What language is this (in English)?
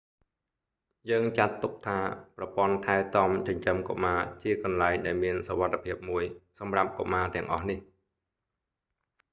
Khmer